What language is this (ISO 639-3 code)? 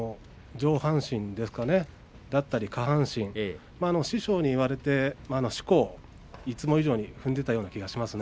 jpn